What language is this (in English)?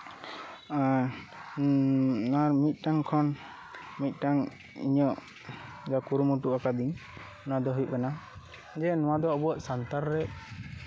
Santali